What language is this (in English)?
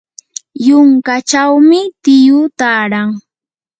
Yanahuanca Pasco Quechua